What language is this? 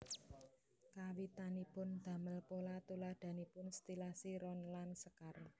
Javanese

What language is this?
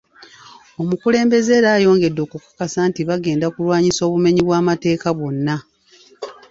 Ganda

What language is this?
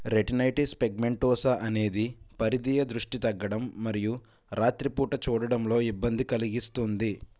Telugu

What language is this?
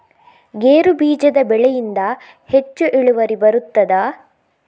Kannada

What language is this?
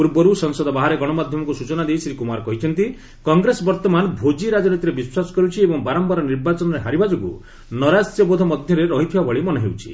Odia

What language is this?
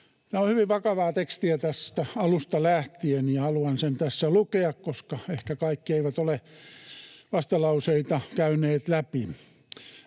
Finnish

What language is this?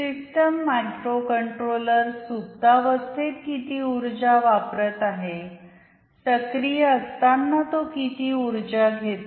Marathi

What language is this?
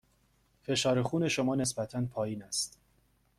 Persian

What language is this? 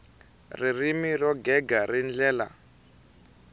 Tsonga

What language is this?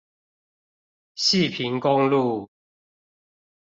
Chinese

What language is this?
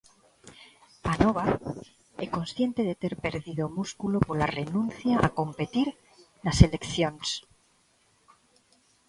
Galician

